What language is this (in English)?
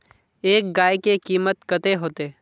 Magahi